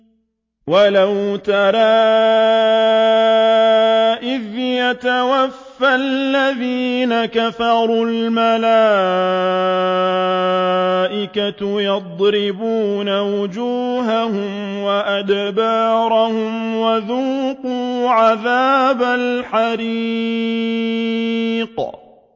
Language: Arabic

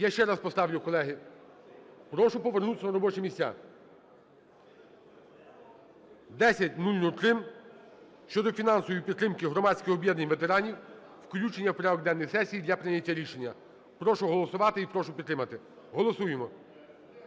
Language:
Ukrainian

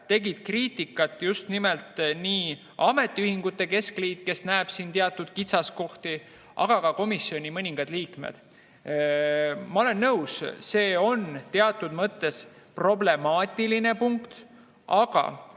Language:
Estonian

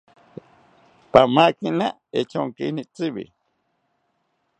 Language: South Ucayali Ashéninka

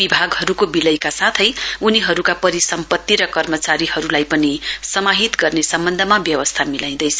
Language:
Nepali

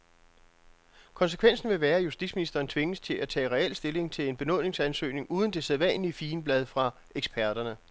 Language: Danish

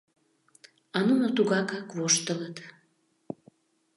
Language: Mari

